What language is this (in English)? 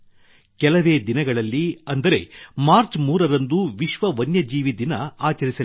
Kannada